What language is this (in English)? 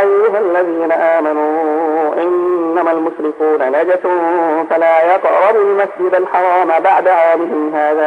Arabic